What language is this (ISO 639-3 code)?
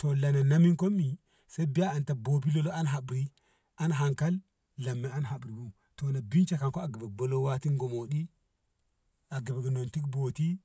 nbh